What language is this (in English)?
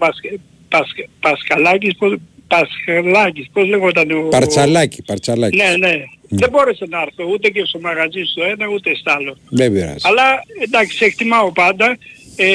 Greek